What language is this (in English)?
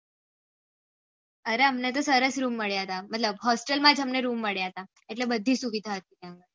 Gujarati